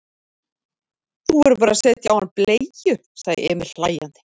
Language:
Icelandic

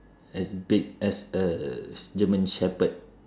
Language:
English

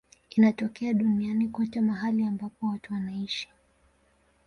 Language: Swahili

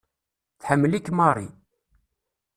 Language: Kabyle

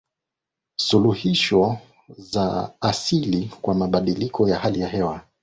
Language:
Swahili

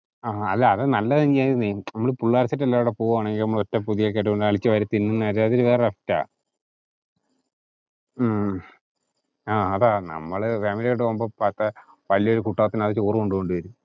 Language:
Malayalam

